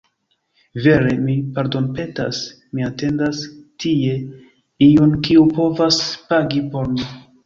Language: Esperanto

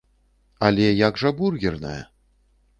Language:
Belarusian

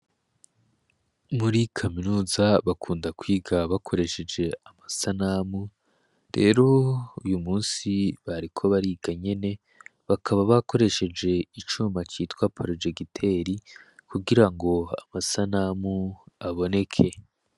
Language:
Rundi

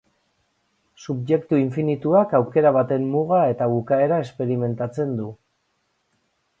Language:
Basque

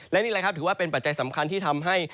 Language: Thai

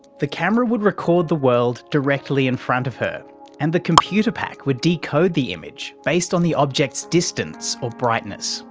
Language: English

